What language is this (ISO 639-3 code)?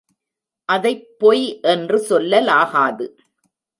tam